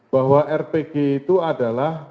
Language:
Indonesian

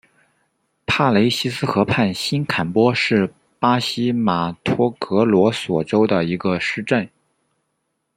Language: Chinese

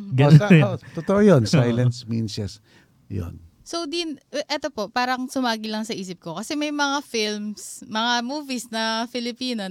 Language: Filipino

